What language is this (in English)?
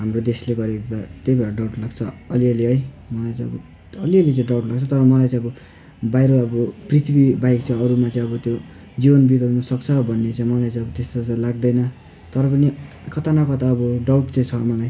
Nepali